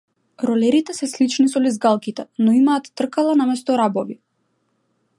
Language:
Macedonian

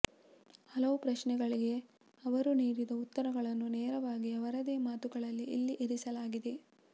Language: Kannada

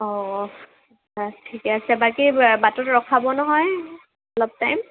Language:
Assamese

